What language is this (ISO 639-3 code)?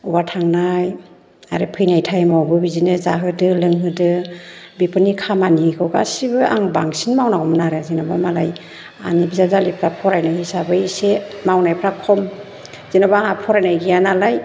brx